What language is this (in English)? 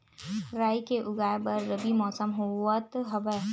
Chhattisgarhi